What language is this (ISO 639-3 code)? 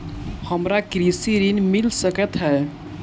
mai